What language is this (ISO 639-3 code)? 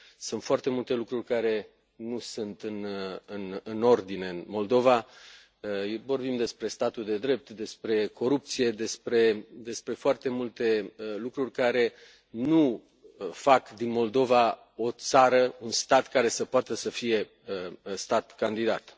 ron